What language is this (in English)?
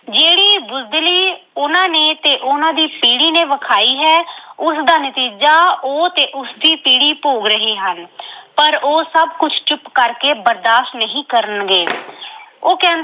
Punjabi